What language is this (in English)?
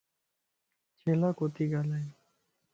Lasi